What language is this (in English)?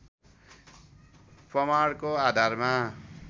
Nepali